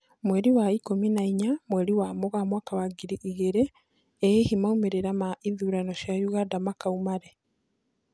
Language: Kikuyu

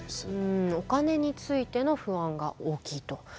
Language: Japanese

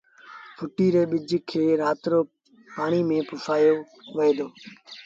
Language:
Sindhi Bhil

